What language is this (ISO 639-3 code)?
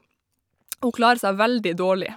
nor